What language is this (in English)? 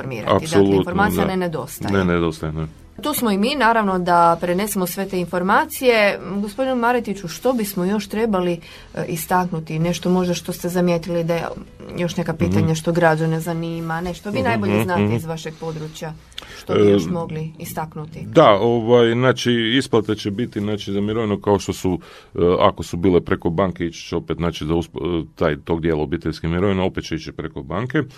Croatian